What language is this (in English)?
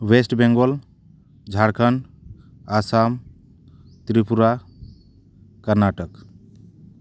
Santali